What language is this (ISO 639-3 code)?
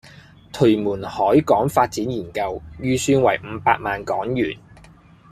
yue